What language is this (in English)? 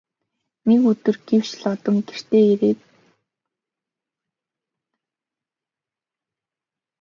Mongolian